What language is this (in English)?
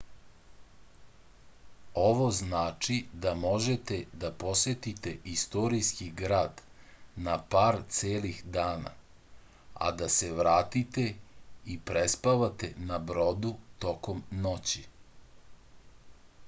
Serbian